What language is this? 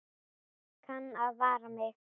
Icelandic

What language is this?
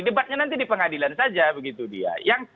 Indonesian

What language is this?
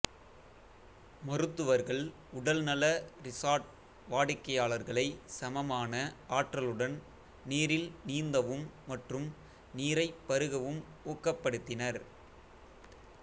Tamil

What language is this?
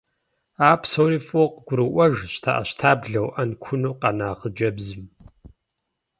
Kabardian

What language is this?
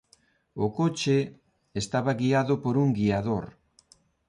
Galician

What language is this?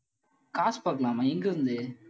Tamil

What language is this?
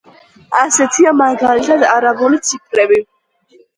Georgian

